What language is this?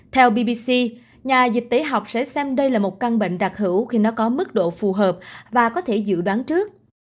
Vietnamese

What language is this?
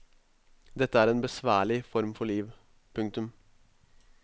Norwegian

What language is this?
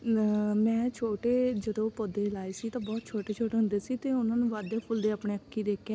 Punjabi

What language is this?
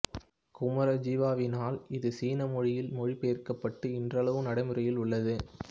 Tamil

